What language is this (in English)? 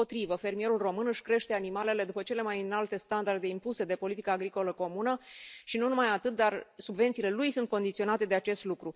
Romanian